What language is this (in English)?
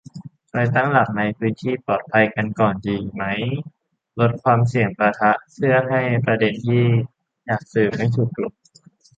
Thai